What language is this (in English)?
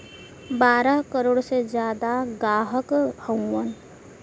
Bhojpuri